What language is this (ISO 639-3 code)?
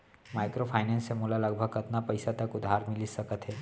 hne